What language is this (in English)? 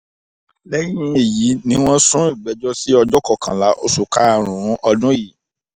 Yoruba